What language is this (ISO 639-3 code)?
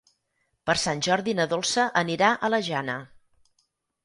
cat